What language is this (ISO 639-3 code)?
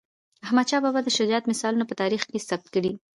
pus